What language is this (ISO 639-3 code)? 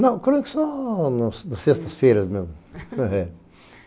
por